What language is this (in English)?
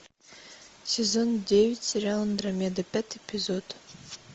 Russian